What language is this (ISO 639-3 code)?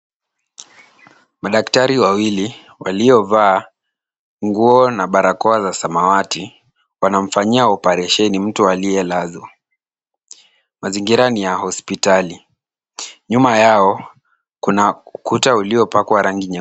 swa